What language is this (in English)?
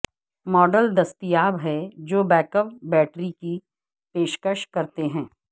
Urdu